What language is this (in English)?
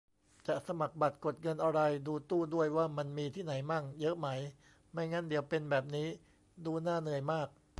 Thai